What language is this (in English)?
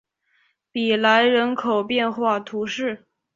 Chinese